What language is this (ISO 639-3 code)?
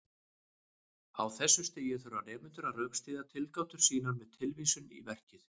isl